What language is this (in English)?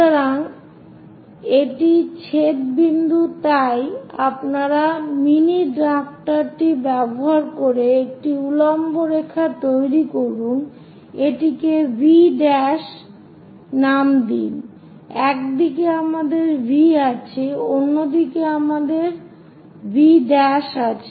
Bangla